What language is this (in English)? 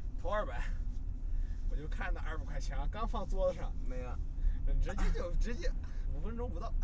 Chinese